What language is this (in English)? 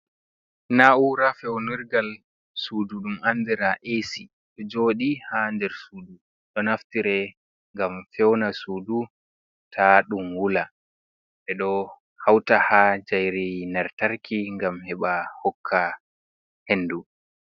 Fula